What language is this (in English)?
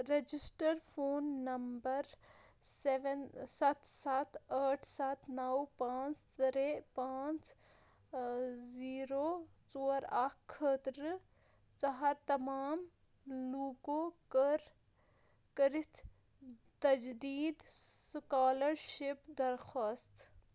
Kashmiri